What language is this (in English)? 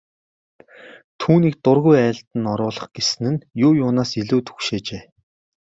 Mongolian